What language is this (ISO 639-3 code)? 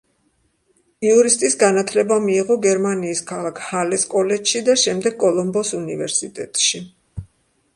kat